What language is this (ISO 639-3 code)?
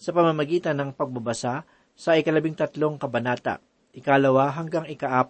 fil